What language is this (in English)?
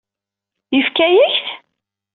Kabyle